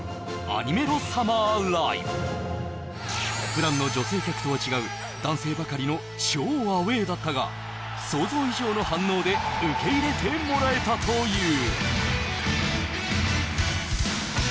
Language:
Japanese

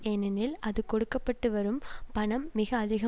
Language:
Tamil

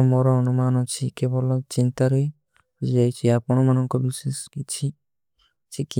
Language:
Kui (India)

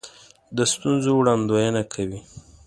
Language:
Pashto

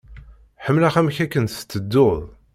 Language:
Kabyle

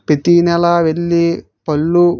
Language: Telugu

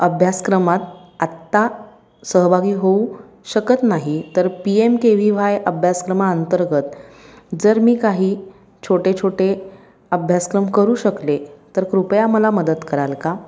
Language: Marathi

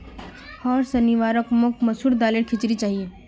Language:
Magahi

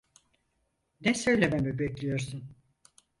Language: Turkish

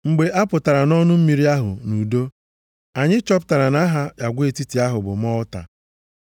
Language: Igbo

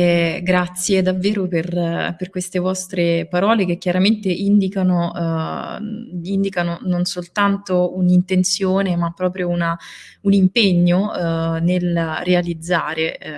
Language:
Italian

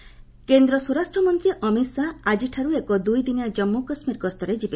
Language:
Odia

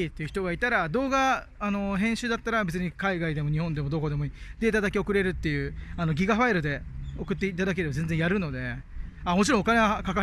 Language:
Japanese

